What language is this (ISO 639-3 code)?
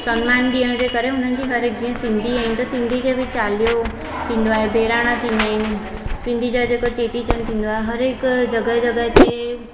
snd